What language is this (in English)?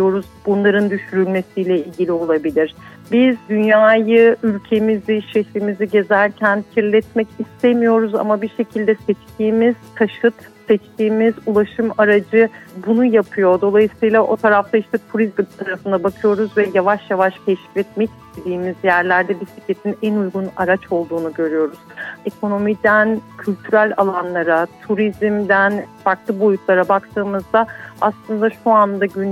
Turkish